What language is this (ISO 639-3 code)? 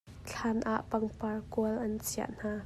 cnh